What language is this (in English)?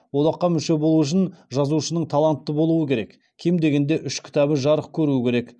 Kazakh